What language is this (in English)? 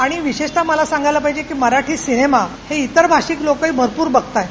Marathi